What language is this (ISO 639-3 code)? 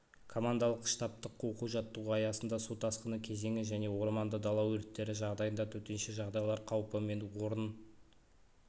kaz